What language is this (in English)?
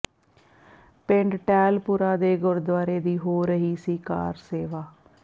Punjabi